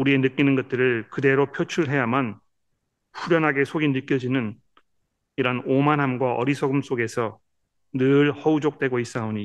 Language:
Korean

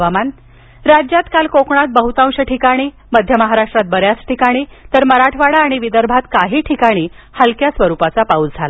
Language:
Marathi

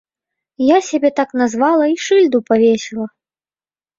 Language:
Belarusian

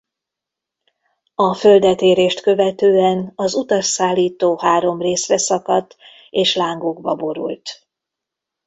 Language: Hungarian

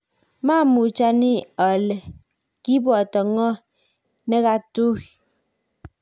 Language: Kalenjin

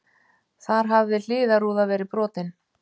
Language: Icelandic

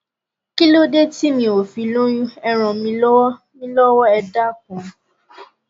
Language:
Yoruba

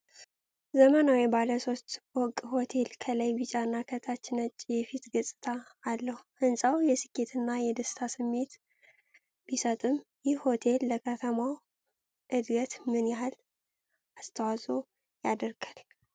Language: Amharic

